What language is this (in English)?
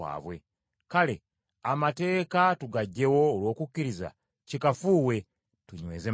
Ganda